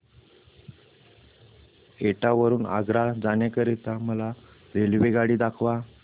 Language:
Marathi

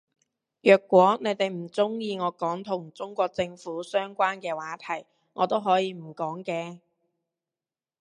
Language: Cantonese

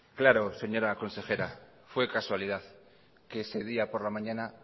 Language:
Spanish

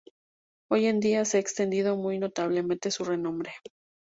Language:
Spanish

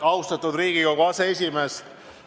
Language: Estonian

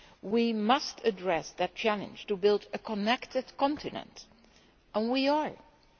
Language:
English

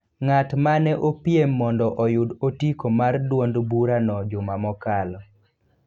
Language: Luo (Kenya and Tanzania)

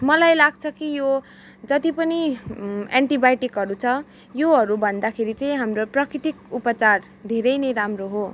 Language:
Nepali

